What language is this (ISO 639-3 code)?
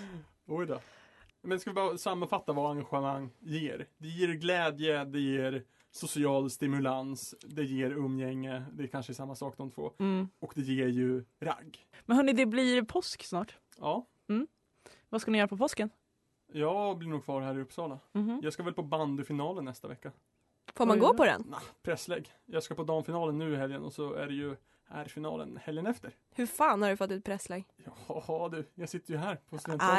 swe